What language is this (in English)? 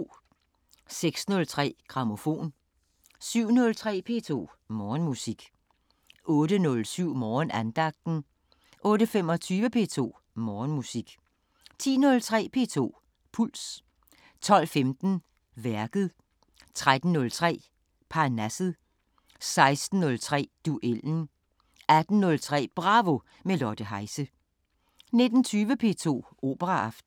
Danish